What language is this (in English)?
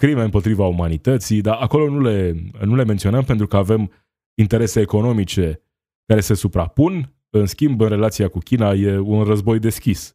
Romanian